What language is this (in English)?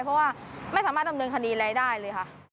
Thai